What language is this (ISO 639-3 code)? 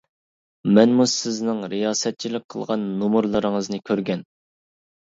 uig